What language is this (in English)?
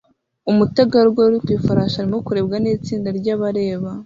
Kinyarwanda